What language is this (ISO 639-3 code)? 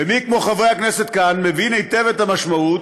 heb